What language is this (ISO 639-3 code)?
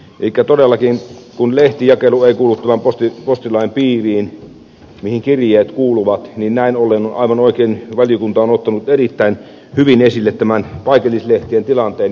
fin